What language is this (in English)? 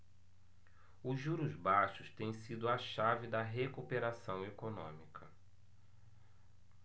Portuguese